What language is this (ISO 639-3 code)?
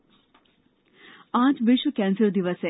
hin